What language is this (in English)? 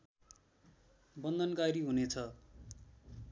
Nepali